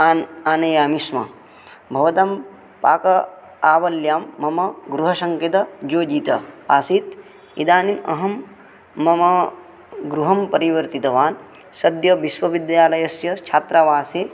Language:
Sanskrit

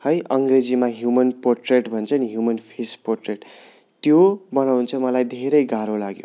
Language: Nepali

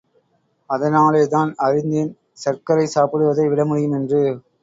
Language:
Tamil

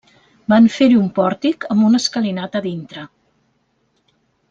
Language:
Catalan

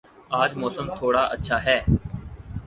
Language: Urdu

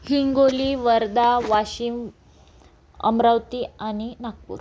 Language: Marathi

